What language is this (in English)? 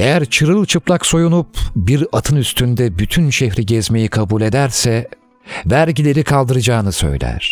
Turkish